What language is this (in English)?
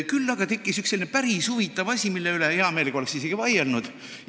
Estonian